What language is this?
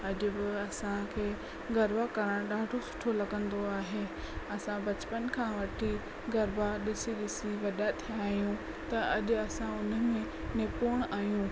Sindhi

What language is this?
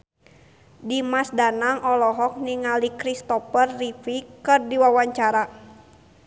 Sundanese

